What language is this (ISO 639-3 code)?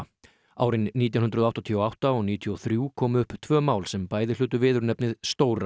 isl